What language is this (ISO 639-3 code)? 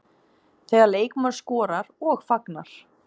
isl